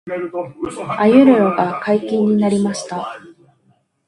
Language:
Japanese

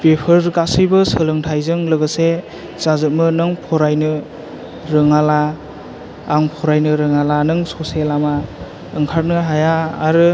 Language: Bodo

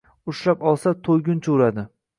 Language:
Uzbek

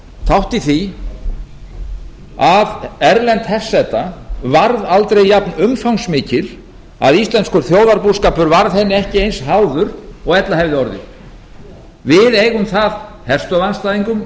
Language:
Icelandic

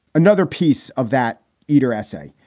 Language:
English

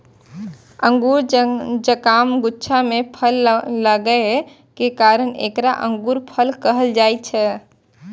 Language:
Maithili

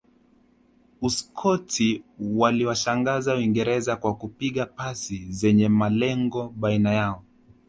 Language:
Swahili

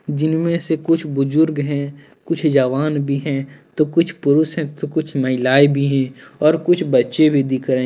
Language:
Hindi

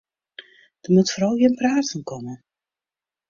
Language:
Western Frisian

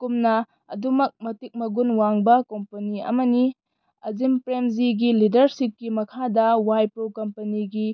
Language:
Manipuri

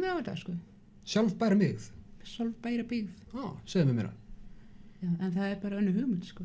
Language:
Icelandic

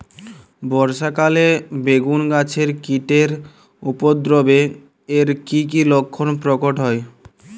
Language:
Bangla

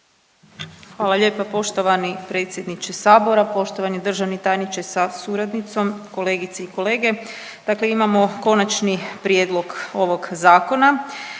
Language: Croatian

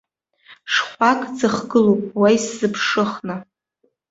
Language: Abkhazian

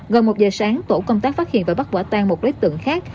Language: Vietnamese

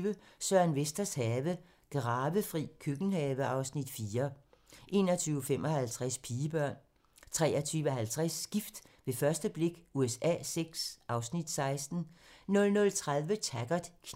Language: Danish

